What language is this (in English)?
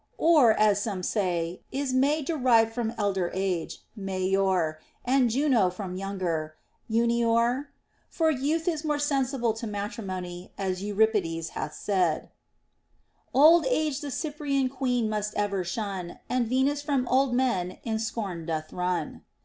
English